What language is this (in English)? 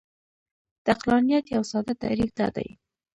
Pashto